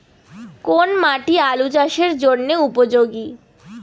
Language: Bangla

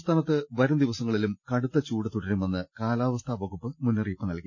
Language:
Malayalam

